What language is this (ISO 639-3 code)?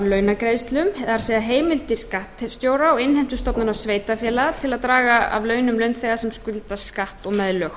isl